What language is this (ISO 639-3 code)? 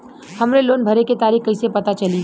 bho